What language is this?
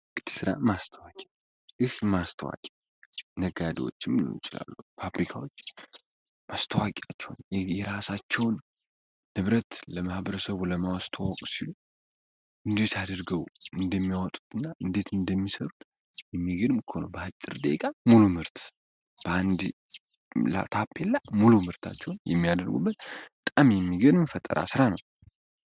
Amharic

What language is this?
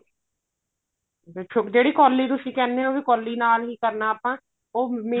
Punjabi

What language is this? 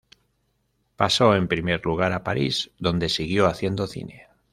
Spanish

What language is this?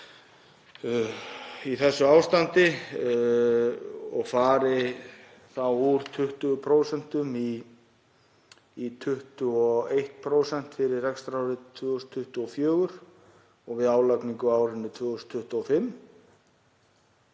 Icelandic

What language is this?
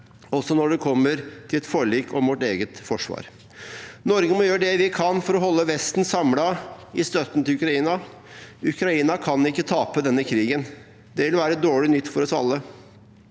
Norwegian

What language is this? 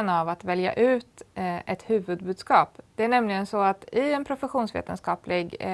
Swedish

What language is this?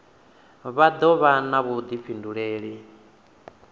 Venda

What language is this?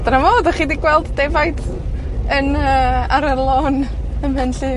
Welsh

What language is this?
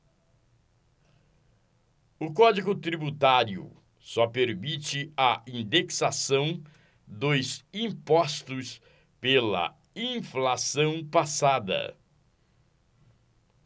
Portuguese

